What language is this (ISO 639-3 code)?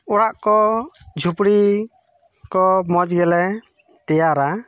sat